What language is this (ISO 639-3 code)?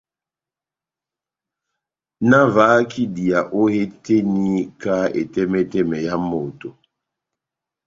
bnm